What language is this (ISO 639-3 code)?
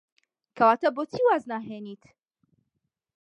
ckb